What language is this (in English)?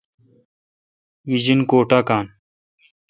Kalkoti